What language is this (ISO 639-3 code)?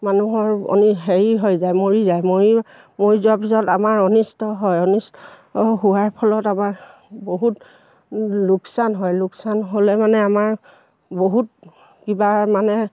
asm